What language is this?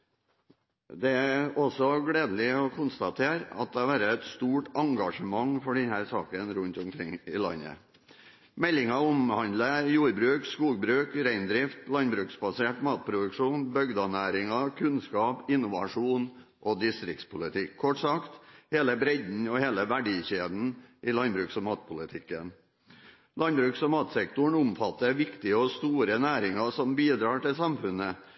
Norwegian Bokmål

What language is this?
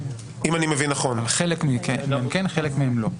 Hebrew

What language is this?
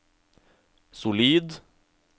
Norwegian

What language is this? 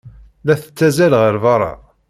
Kabyle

